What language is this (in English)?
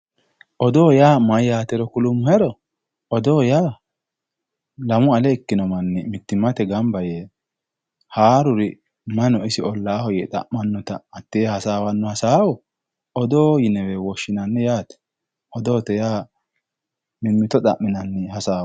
Sidamo